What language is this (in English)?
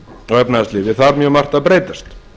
Icelandic